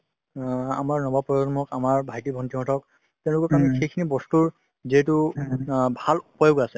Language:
Assamese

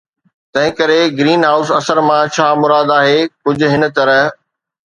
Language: Sindhi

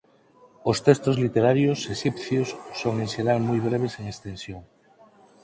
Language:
Galician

